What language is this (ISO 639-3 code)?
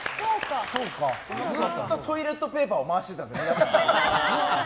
jpn